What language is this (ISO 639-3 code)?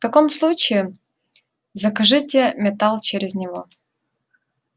rus